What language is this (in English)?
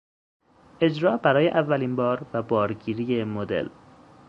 Persian